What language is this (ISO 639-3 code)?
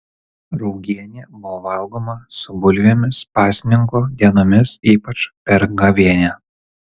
lit